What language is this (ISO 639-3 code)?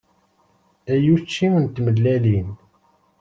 kab